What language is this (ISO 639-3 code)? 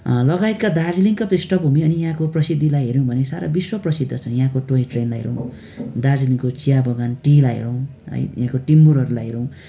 nep